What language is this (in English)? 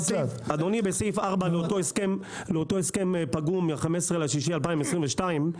Hebrew